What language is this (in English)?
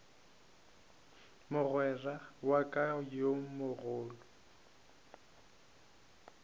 Northern Sotho